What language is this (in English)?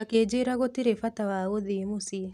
Kikuyu